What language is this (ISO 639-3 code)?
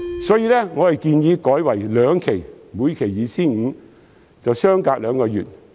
yue